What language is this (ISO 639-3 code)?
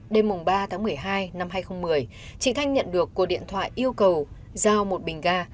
vie